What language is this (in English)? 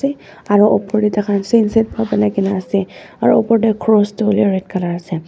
Naga Pidgin